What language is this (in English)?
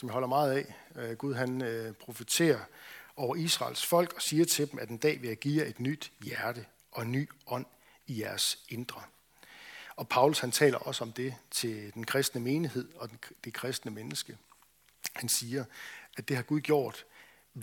Danish